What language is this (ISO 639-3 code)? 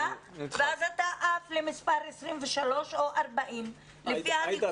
heb